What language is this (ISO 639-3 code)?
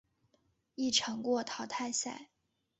zho